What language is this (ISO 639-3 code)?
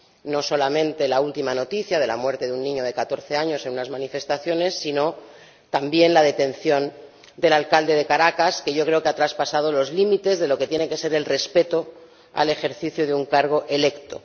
spa